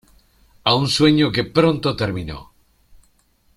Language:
Spanish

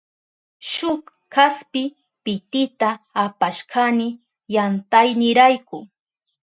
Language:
Southern Pastaza Quechua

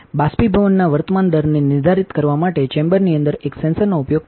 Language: Gujarati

